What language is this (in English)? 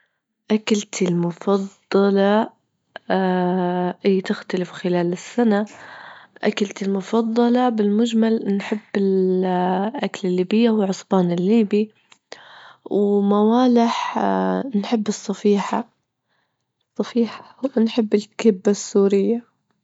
Libyan Arabic